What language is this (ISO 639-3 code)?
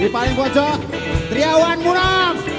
ind